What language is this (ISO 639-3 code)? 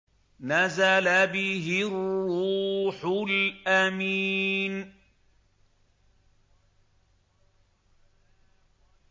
ara